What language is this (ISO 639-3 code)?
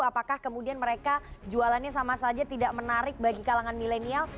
ind